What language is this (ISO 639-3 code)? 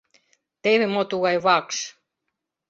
chm